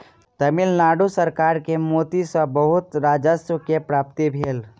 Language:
Maithili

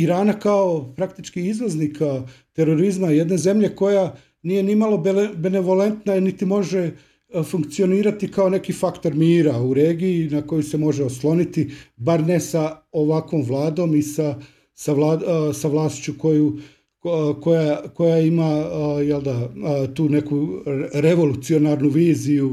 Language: Croatian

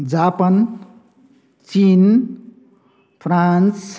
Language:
Nepali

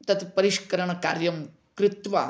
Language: Sanskrit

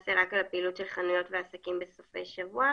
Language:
Hebrew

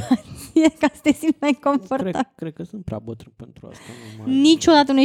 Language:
Romanian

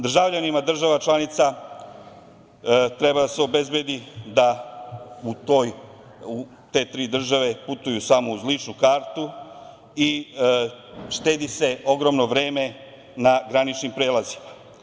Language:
Serbian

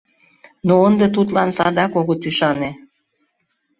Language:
Mari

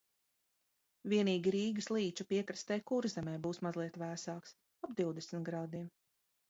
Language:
Latvian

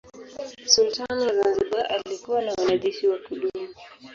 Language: Swahili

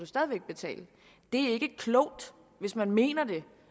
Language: Danish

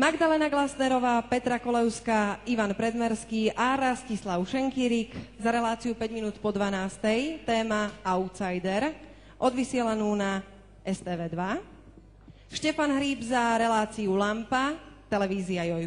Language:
Slovak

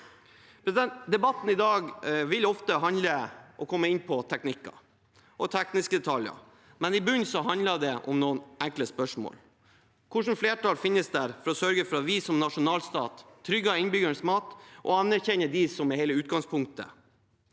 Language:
Norwegian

